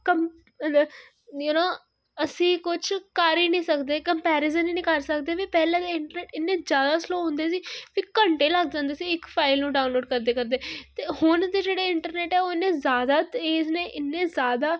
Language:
Punjabi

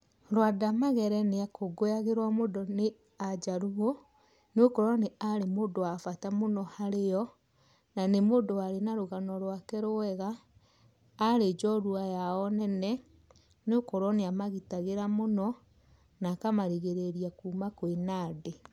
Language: Kikuyu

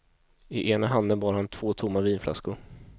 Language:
Swedish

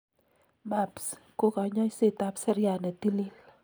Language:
Kalenjin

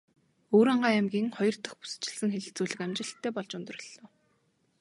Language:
Mongolian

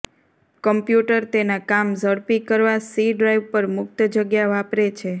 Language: Gujarati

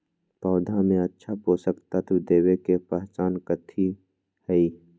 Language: Magahi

